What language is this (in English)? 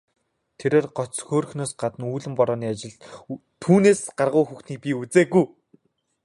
Mongolian